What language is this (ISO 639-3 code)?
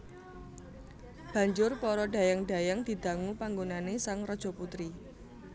jav